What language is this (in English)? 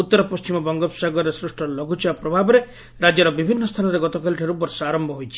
Odia